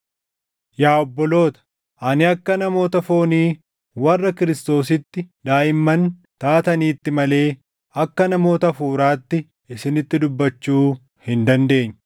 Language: Oromo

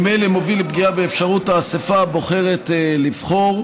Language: Hebrew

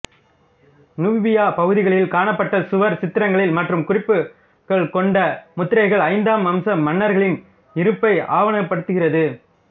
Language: Tamil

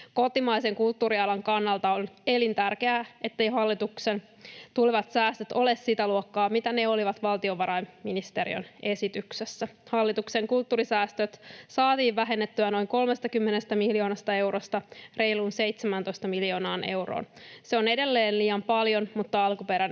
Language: Finnish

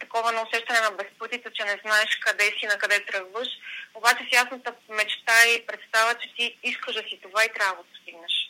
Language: Bulgarian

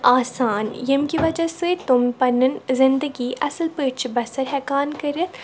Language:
Kashmiri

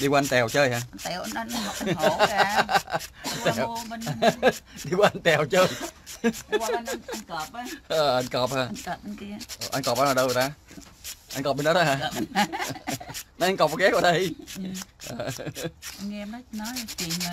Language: Vietnamese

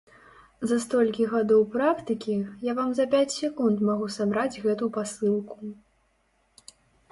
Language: Belarusian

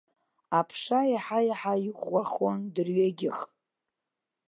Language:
Abkhazian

